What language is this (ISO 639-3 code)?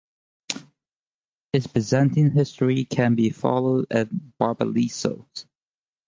eng